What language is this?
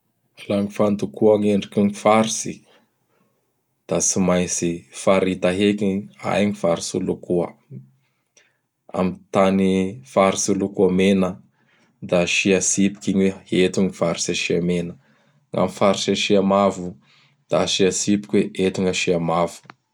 Bara Malagasy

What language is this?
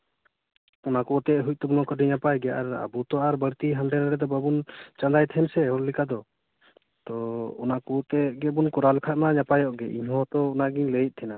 Santali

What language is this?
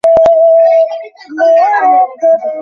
Bangla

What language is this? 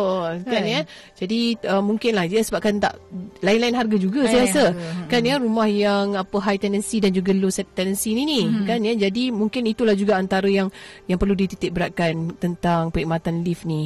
Malay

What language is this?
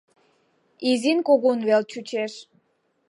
Mari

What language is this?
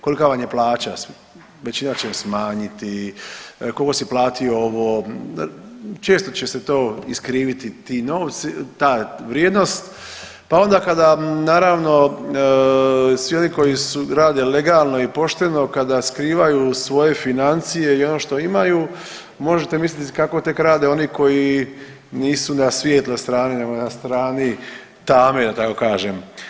Croatian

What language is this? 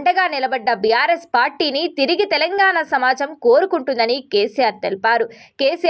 Telugu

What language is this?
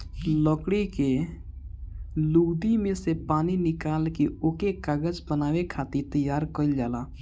Bhojpuri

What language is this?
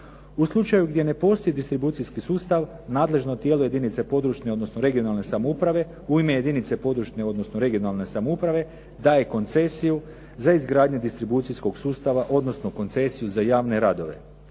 Croatian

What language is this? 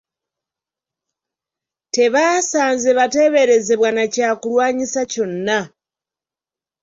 Ganda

